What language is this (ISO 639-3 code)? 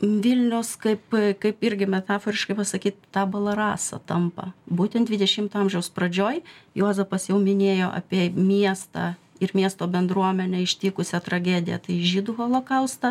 lit